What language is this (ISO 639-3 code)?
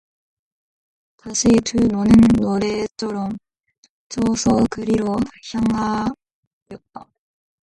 kor